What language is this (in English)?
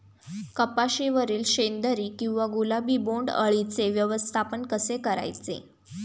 Marathi